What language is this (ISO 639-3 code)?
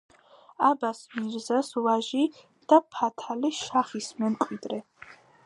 kat